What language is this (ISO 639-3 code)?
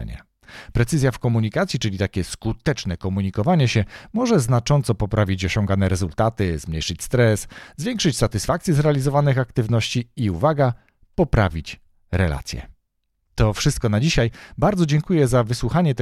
pol